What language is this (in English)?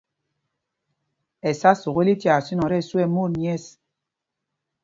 Mpumpong